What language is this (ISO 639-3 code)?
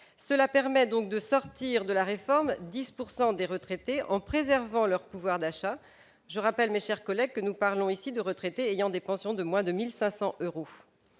fra